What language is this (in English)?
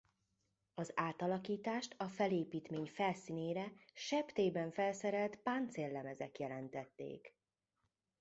Hungarian